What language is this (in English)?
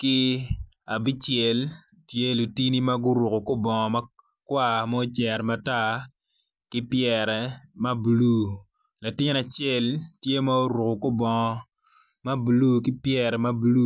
Acoli